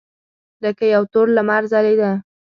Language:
Pashto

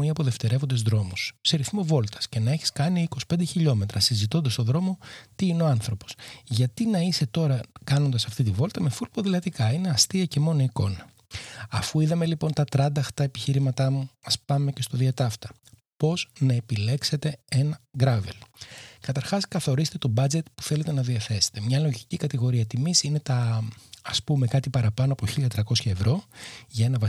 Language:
Greek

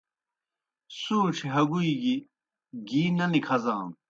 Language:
Kohistani Shina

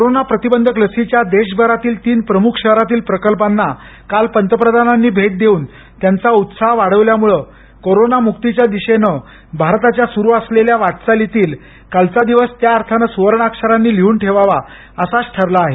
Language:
Marathi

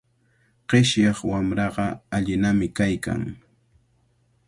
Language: Cajatambo North Lima Quechua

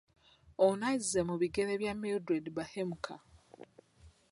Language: Ganda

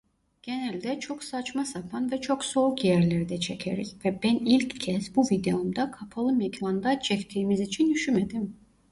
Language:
Turkish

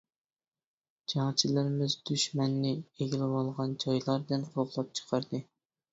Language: Uyghur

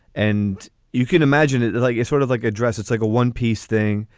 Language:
English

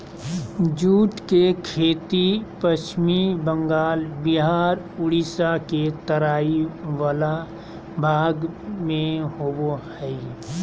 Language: Magahi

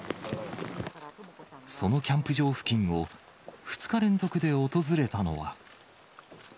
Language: Japanese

